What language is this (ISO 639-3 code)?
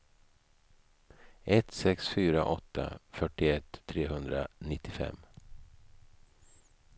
swe